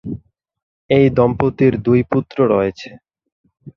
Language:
Bangla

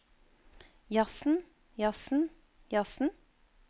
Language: Norwegian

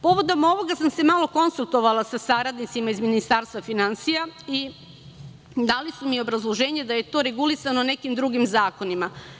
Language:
Serbian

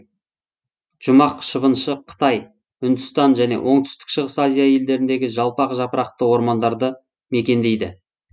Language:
Kazakh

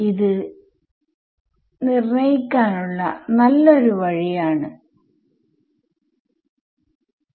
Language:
Malayalam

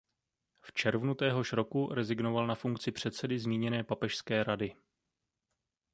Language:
Czech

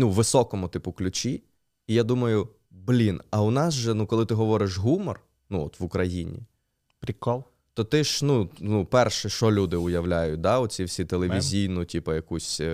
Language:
Ukrainian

